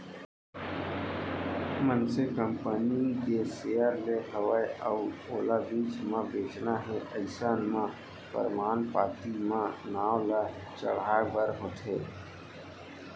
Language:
Chhattisgarhi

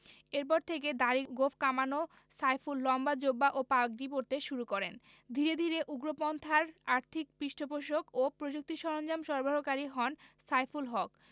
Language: Bangla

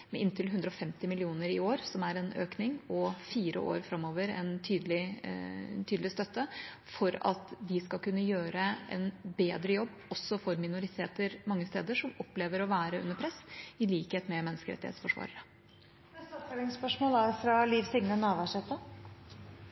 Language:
Norwegian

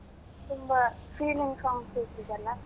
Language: Kannada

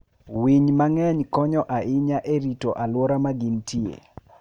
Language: Luo (Kenya and Tanzania)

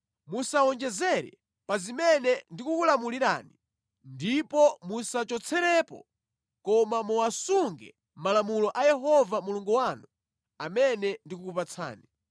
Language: Nyanja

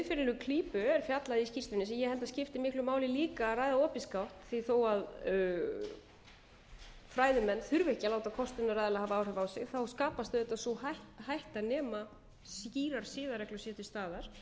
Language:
Icelandic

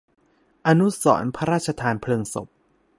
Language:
Thai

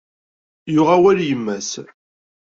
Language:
Kabyle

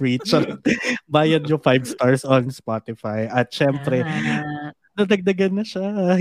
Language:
Filipino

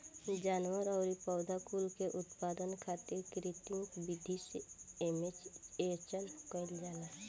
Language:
Bhojpuri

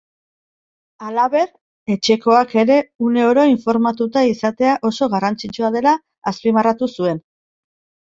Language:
Basque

